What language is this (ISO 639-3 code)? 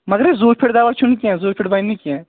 kas